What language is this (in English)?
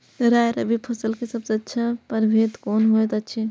Maithili